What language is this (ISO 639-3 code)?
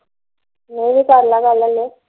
pan